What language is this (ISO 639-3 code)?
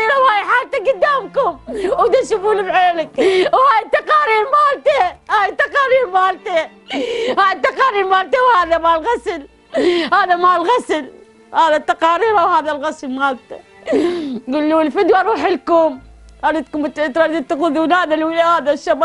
ara